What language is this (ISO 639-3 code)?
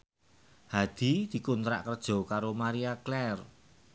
jav